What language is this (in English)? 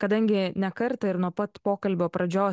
Lithuanian